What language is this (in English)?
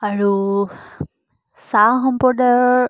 Assamese